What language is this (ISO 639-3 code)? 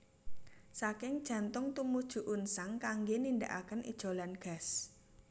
jav